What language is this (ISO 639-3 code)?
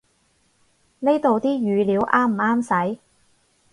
yue